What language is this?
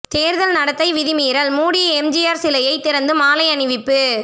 Tamil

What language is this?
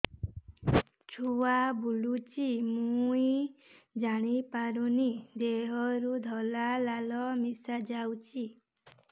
Odia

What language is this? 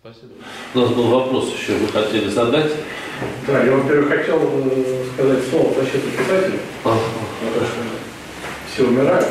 Russian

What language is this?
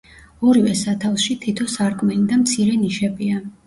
Georgian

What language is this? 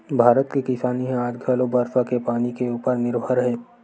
Chhattisgarhi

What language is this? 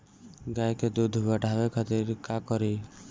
Bhojpuri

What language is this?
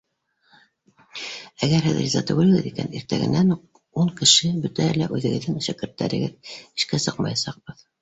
Bashkir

